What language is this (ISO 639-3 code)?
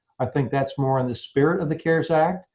eng